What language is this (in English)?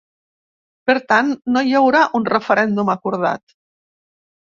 Catalan